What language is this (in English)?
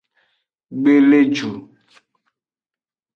Aja (Benin)